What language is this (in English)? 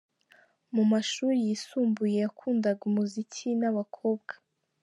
Kinyarwanda